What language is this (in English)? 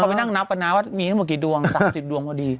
Thai